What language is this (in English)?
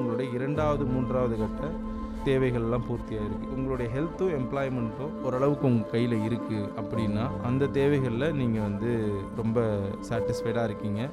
Tamil